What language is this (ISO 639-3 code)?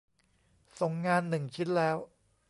tha